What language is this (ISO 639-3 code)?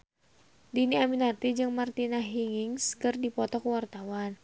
sun